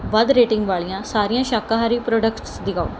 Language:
Punjabi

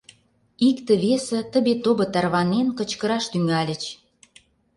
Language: Mari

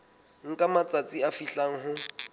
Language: Southern Sotho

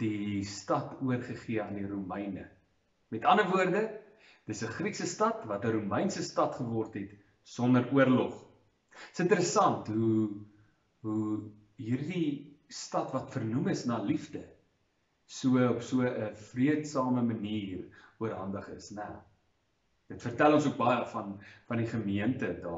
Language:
Dutch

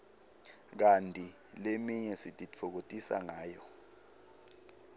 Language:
Swati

